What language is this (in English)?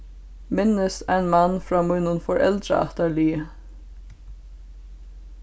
Faroese